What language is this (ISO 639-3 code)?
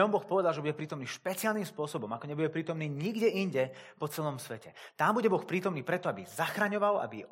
slk